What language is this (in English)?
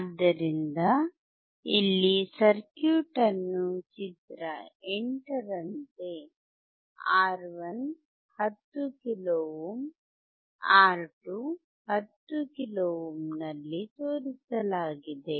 Kannada